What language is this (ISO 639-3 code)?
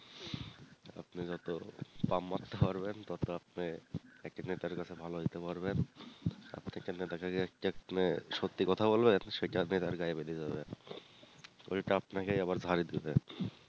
ben